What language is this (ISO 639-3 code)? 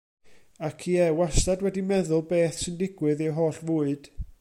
cym